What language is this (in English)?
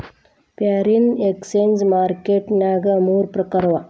Kannada